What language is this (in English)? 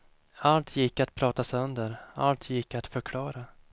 Swedish